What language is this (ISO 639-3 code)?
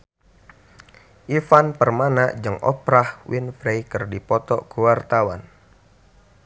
sun